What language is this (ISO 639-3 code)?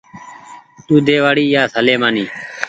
gig